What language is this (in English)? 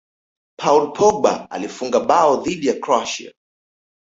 Swahili